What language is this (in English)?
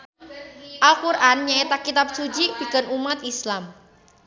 Sundanese